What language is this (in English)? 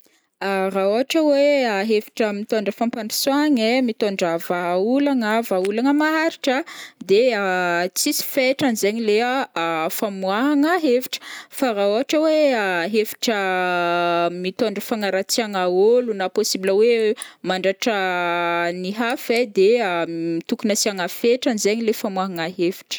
Northern Betsimisaraka Malagasy